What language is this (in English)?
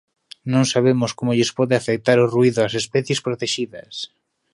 Galician